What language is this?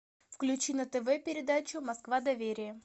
Russian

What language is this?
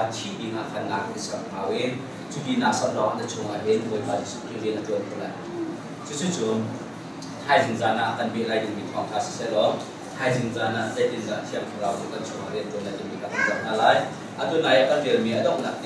Korean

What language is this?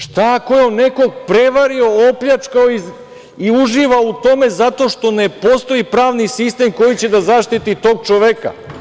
Serbian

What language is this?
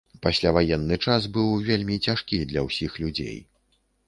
Belarusian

